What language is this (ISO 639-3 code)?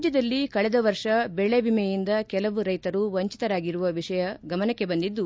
kan